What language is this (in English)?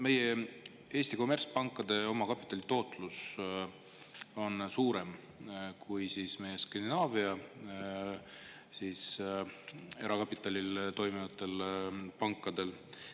Estonian